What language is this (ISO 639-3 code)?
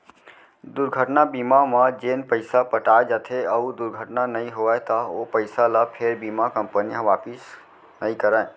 hne